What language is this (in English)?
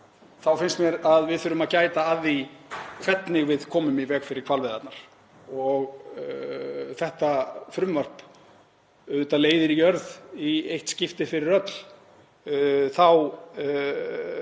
Icelandic